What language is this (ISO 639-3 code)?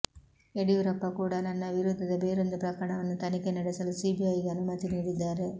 kan